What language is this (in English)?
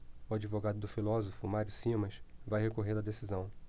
Portuguese